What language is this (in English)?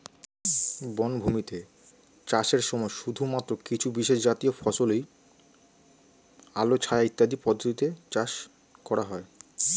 Bangla